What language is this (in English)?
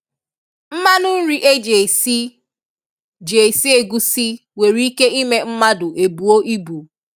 Igbo